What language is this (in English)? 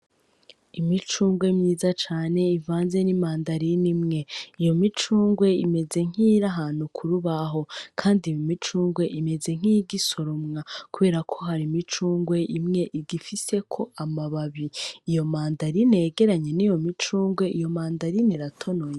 Rundi